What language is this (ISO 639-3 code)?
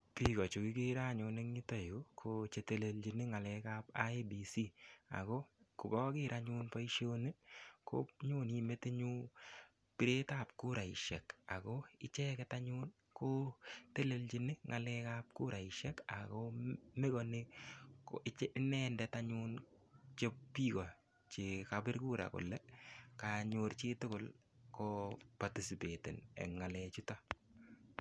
kln